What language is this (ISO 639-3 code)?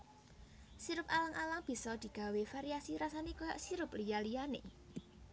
jav